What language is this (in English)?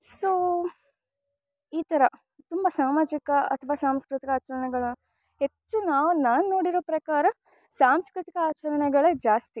Kannada